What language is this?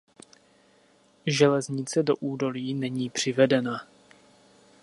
Czech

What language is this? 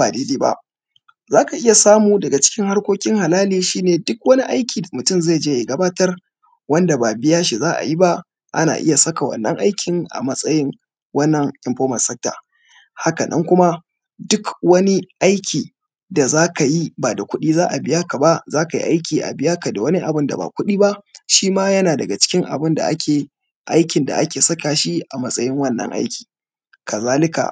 Hausa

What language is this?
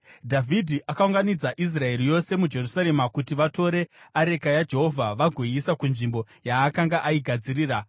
Shona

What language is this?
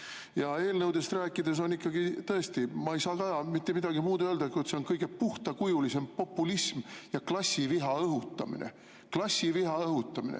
Estonian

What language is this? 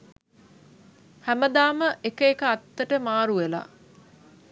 Sinhala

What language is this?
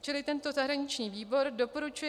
Czech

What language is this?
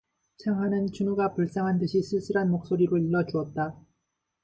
Korean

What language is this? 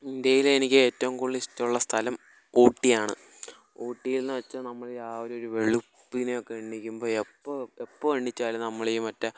Malayalam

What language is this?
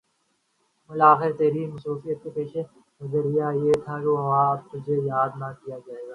Urdu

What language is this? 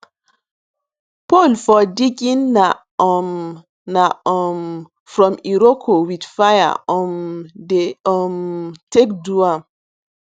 Nigerian Pidgin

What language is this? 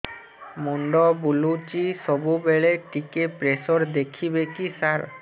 Odia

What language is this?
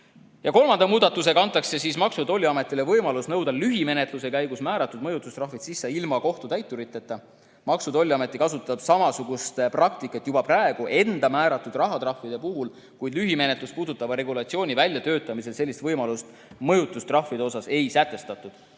Estonian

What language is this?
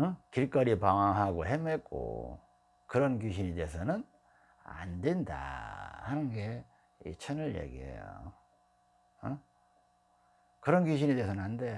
Korean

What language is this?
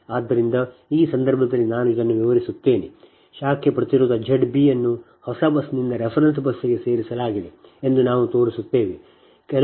Kannada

